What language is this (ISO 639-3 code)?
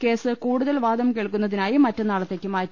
mal